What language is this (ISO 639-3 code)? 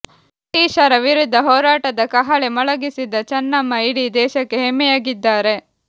kan